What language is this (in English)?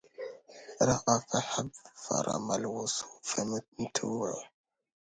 Arabic